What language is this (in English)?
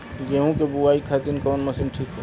Bhojpuri